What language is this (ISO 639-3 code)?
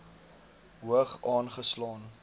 afr